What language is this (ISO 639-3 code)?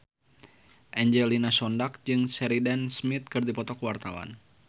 sun